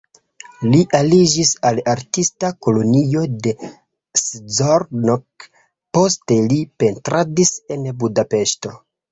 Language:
Esperanto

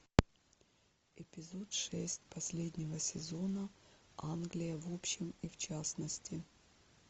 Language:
Russian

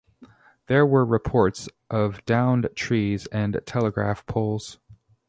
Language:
English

